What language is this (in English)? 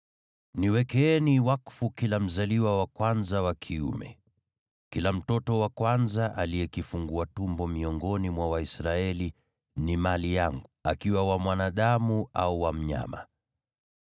Swahili